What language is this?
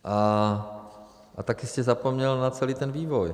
Czech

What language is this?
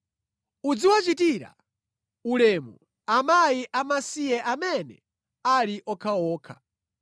Nyanja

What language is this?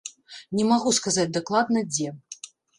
Belarusian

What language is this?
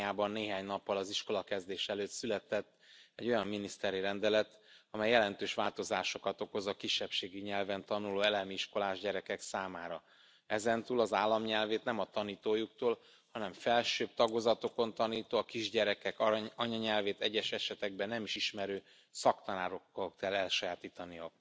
Hungarian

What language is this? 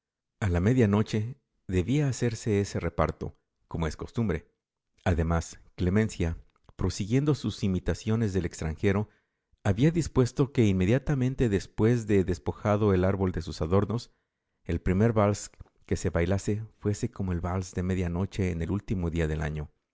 Spanish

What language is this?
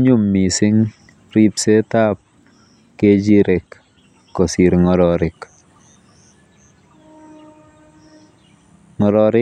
Kalenjin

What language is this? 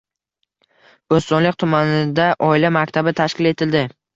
Uzbek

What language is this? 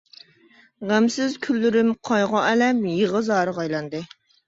Uyghur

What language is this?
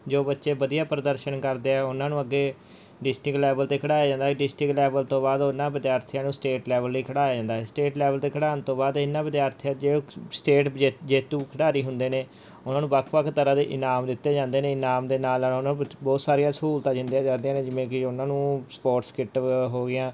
Punjabi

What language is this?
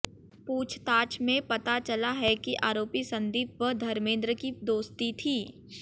Hindi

